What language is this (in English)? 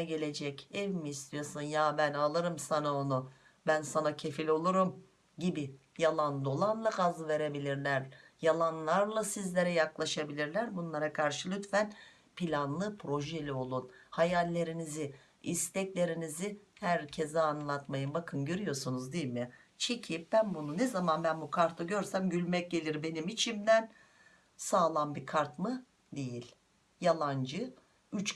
Turkish